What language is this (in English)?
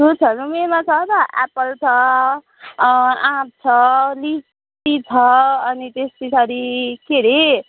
Nepali